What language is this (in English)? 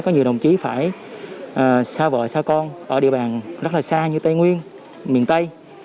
Vietnamese